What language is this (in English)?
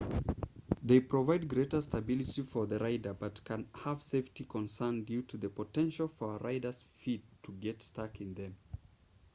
English